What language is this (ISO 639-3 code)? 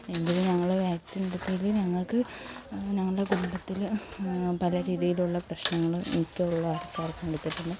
mal